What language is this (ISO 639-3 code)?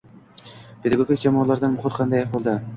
uzb